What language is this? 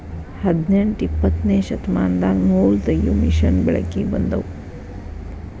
Kannada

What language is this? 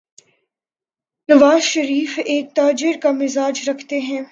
Urdu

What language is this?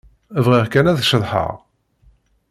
Kabyle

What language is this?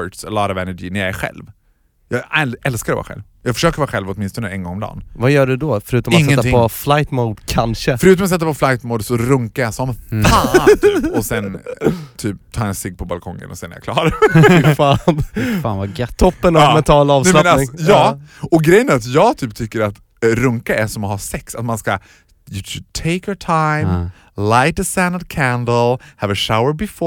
Swedish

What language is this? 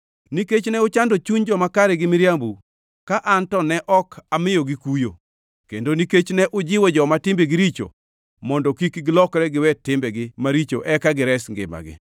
Luo (Kenya and Tanzania)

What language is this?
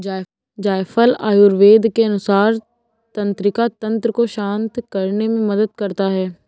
Hindi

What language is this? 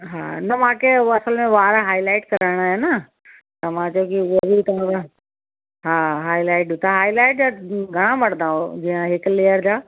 Sindhi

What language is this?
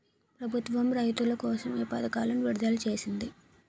Telugu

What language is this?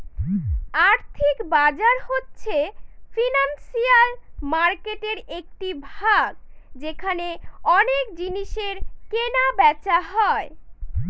Bangla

